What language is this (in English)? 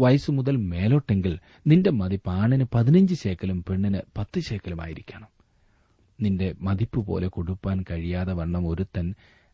Malayalam